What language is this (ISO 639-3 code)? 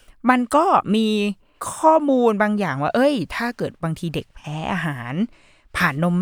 tha